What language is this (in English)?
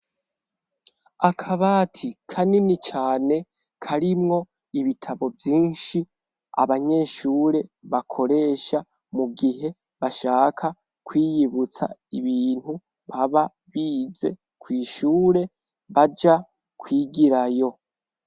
Rundi